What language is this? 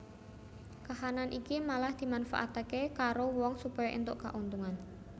Javanese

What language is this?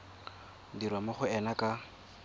Tswana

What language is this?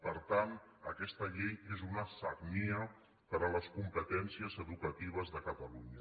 Catalan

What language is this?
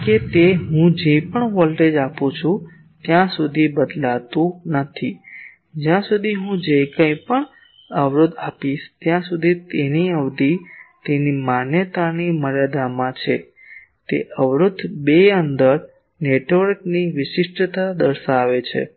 Gujarati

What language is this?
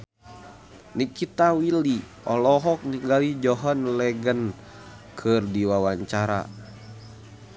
Sundanese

